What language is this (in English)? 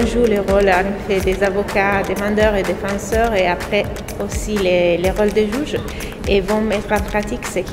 French